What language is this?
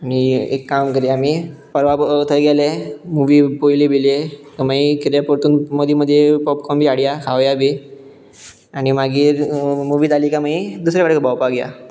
Konkani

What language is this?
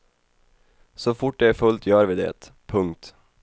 Swedish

